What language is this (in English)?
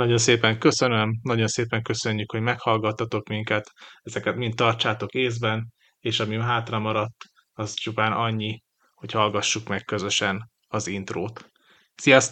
Hungarian